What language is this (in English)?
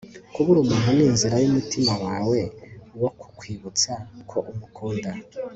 Kinyarwanda